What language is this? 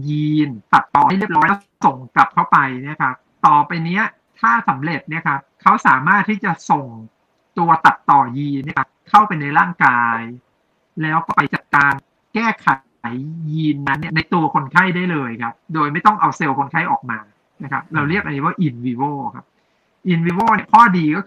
Thai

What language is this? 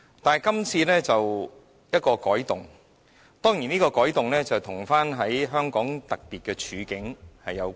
Cantonese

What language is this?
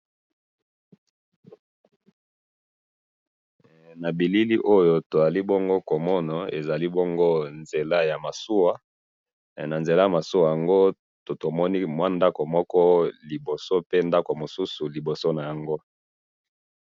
Lingala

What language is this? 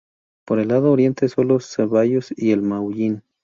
Spanish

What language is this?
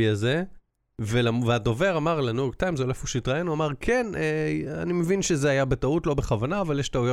Hebrew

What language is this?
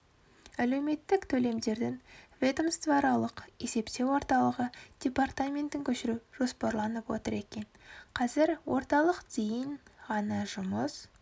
Kazakh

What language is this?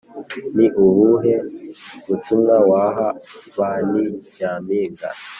Kinyarwanda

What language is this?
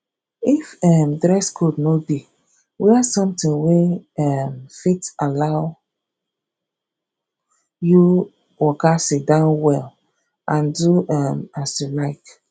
Nigerian Pidgin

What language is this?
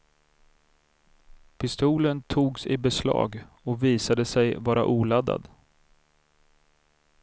Swedish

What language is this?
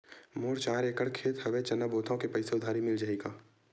Chhattisgarhi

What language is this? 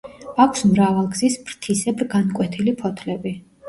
Georgian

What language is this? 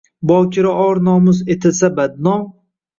Uzbek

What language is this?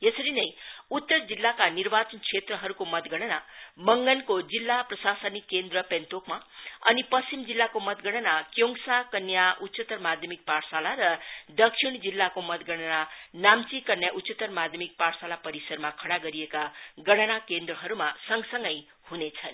Nepali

